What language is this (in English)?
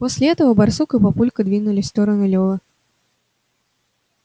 Russian